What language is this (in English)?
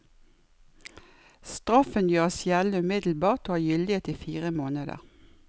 Norwegian